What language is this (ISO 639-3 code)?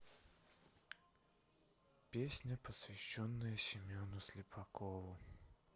rus